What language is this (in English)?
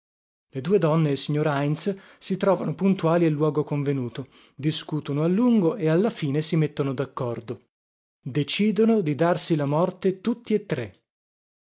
Italian